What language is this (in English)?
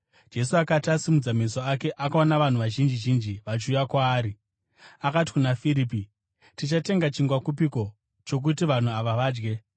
Shona